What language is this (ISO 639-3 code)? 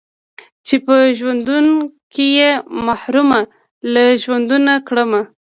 pus